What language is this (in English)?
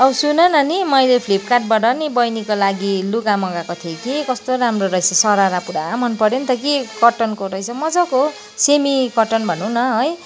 Nepali